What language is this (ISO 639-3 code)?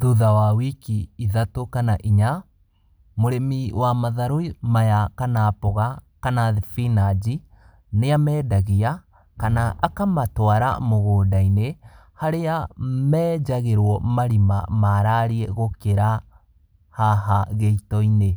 kik